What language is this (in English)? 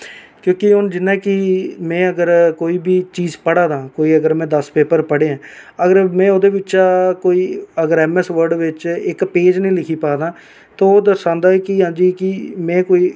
Dogri